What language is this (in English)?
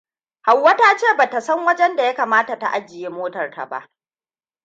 Hausa